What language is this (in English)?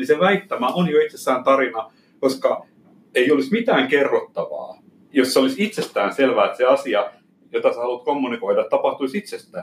Finnish